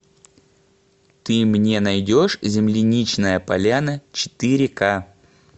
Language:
Russian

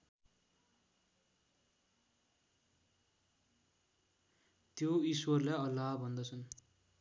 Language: Nepali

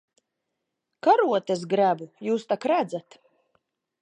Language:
Latvian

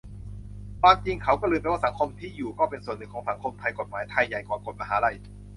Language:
Thai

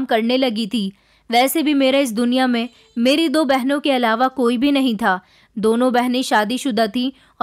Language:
Hindi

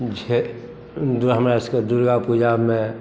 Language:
Maithili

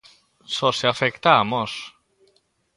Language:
Galician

